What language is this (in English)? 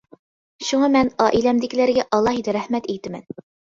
Uyghur